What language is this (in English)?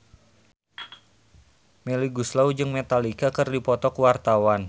Sundanese